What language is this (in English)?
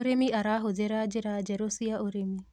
Kikuyu